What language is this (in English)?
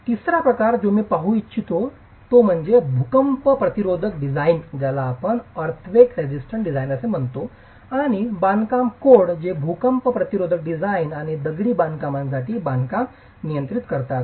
Marathi